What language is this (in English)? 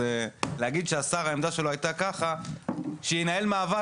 Hebrew